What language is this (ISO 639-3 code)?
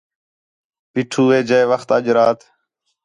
xhe